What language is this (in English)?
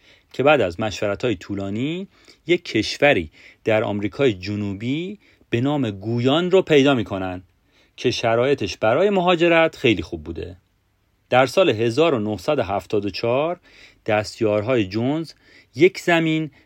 Persian